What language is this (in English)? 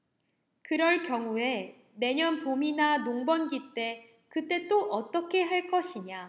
Korean